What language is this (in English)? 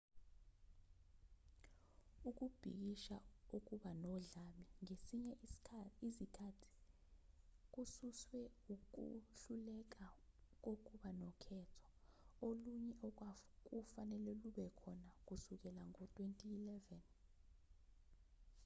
Zulu